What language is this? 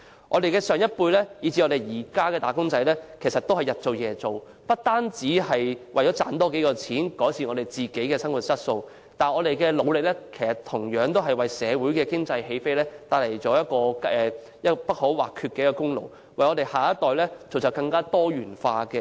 Cantonese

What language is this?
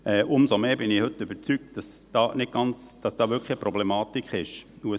Swiss German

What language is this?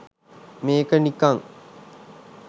Sinhala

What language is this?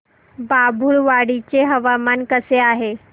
Marathi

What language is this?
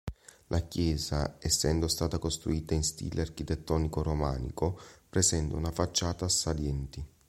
Italian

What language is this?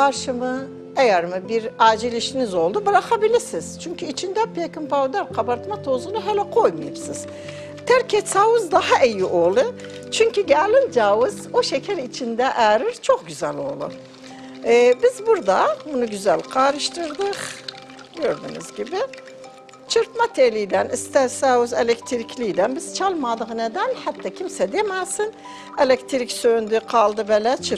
Turkish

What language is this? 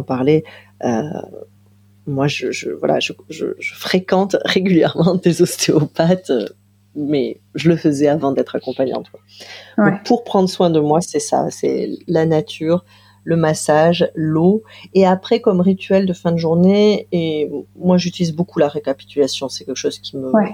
French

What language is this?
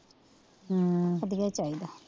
Punjabi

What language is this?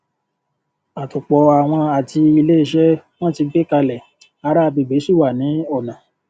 Yoruba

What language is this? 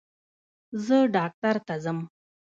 Pashto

